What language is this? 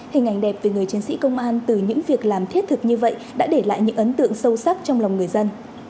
Vietnamese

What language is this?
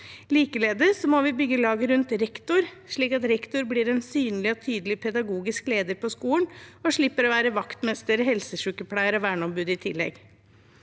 Norwegian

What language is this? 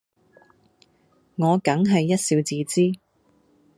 Cantonese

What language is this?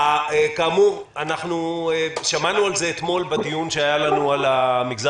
Hebrew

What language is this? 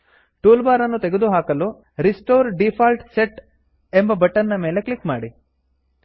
Kannada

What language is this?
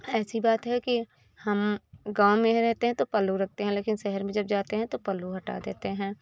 Hindi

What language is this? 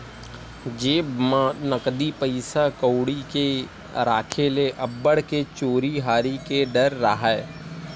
Chhattisgarhi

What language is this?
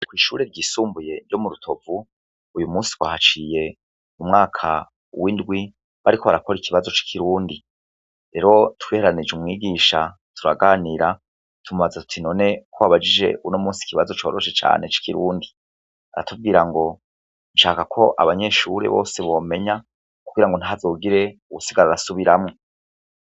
Rundi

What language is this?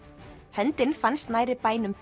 Icelandic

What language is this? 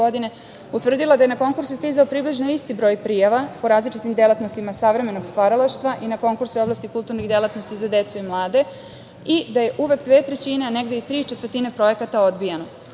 Serbian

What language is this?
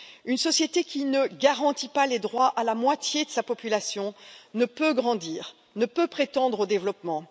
French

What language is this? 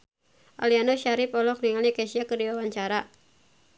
Sundanese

